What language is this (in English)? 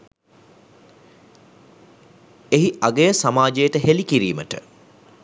Sinhala